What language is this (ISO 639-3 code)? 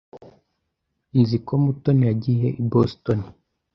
kin